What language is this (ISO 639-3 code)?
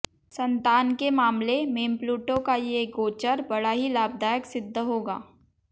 hin